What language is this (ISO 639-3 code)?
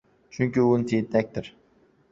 uzb